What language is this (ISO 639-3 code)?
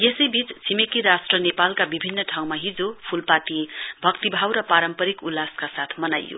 nep